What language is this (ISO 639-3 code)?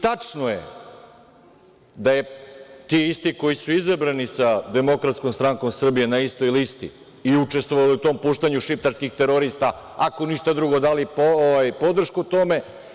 srp